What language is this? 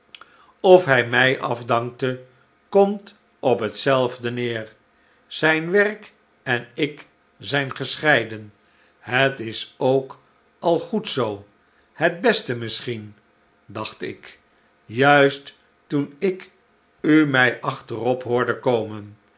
Dutch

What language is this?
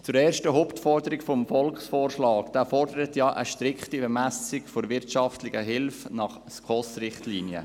Swiss German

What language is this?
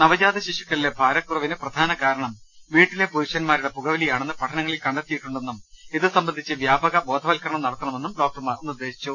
Malayalam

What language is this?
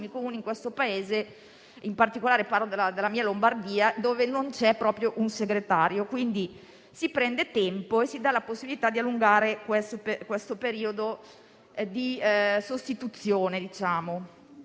Italian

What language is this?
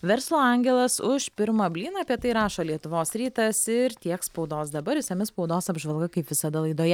Lithuanian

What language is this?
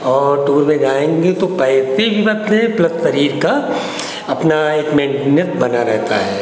Hindi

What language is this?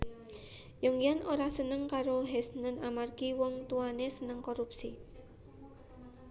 Javanese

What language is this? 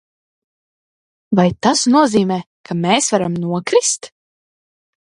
Latvian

